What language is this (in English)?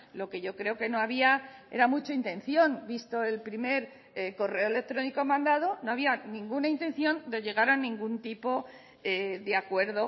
Spanish